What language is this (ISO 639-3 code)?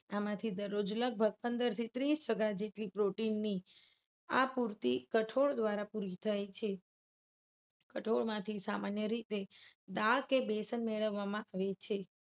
guj